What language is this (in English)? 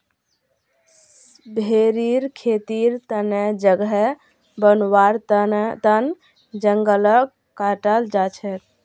Magahi